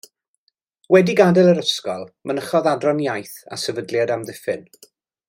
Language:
Welsh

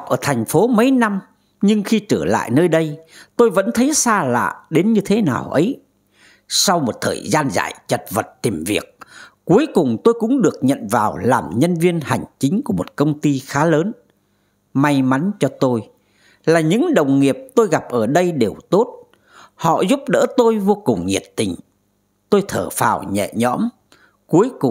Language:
Vietnamese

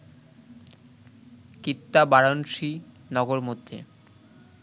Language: Bangla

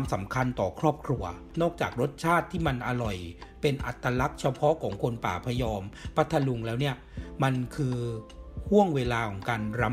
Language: Thai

